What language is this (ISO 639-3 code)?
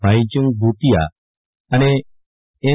guj